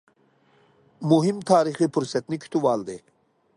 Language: Uyghur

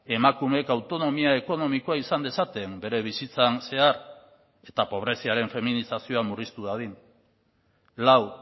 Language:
Basque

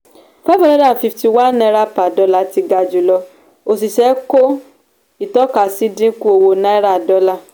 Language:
Yoruba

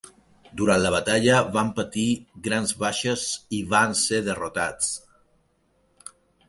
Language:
Catalan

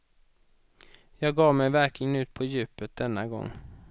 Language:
Swedish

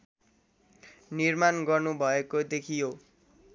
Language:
Nepali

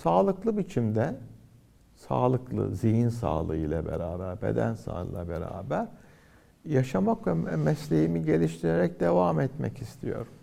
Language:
Turkish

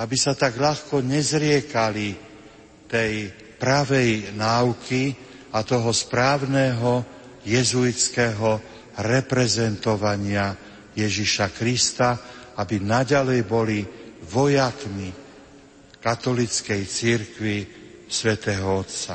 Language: Slovak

